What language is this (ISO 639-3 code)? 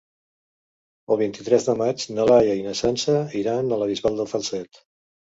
cat